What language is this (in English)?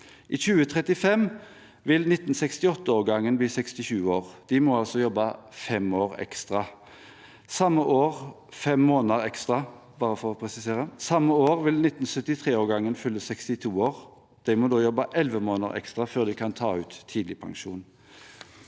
Norwegian